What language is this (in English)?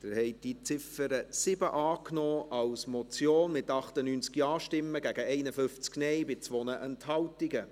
Swiss German